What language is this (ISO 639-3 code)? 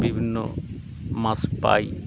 ben